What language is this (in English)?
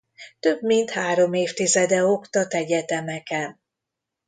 Hungarian